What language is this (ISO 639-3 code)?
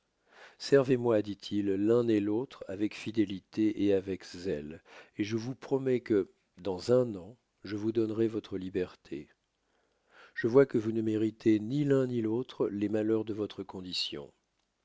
fra